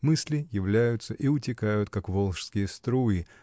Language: Russian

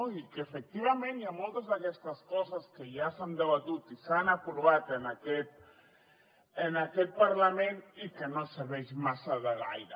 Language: Catalan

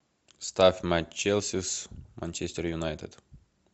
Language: Russian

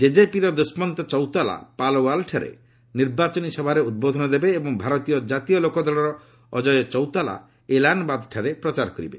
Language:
Odia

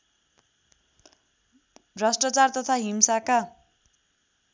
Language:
Nepali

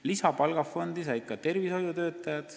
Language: Estonian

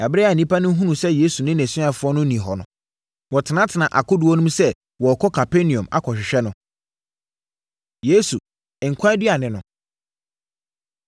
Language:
Akan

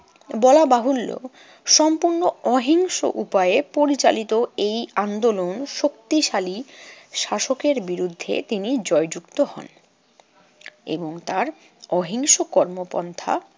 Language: Bangla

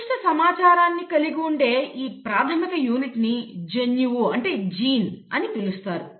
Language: Telugu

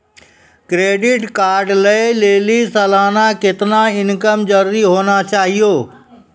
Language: Maithili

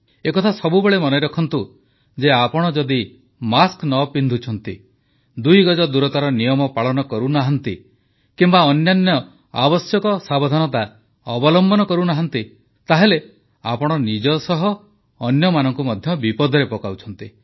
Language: Odia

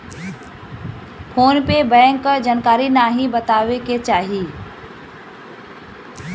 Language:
Bhojpuri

